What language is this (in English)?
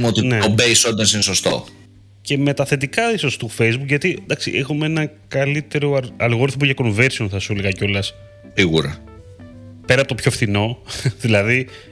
Greek